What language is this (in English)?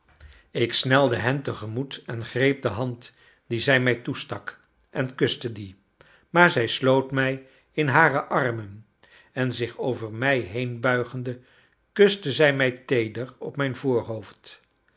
Dutch